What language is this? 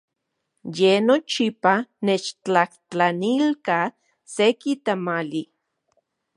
Central Puebla Nahuatl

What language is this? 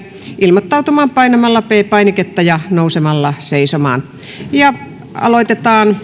Finnish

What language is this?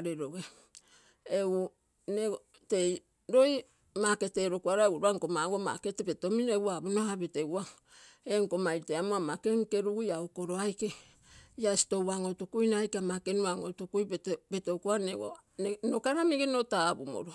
Terei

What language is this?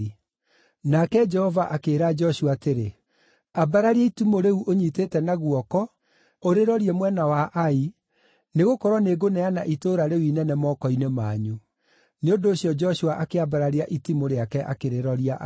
Kikuyu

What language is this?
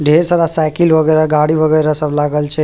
Maithili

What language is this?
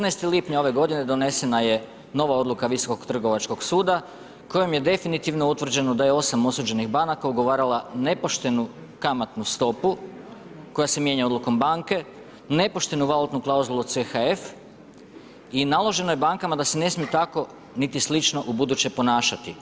Croatian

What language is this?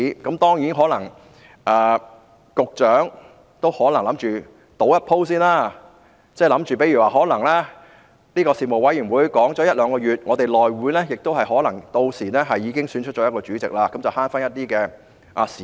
Cantonese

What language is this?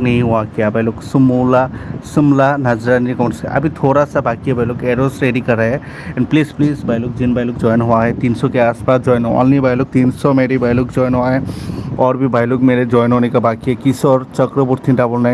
Hindi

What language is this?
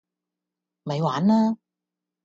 Cantonese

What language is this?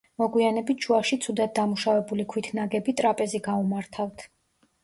Georgian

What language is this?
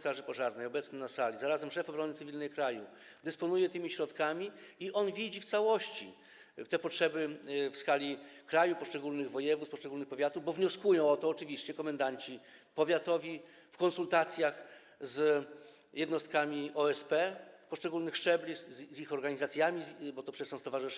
Polish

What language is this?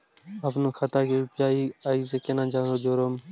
Maithili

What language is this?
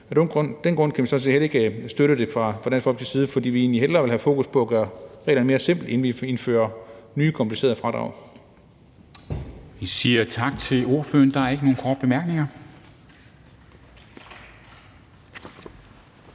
Danish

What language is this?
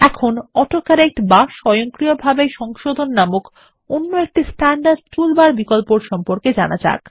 Bangla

